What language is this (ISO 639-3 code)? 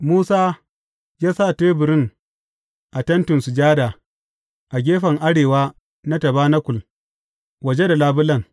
hau